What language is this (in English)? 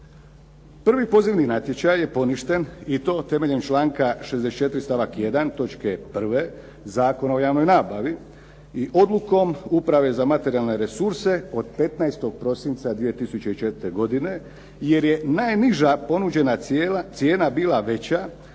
Croatian